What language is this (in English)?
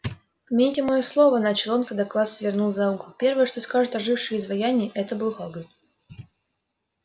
Russian